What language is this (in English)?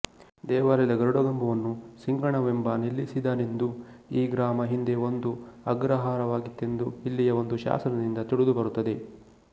Kannada